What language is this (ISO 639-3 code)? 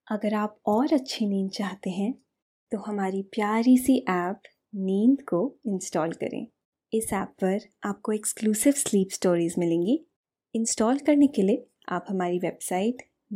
hin